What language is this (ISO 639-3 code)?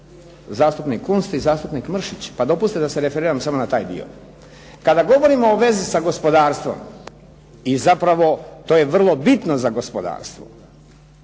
hrv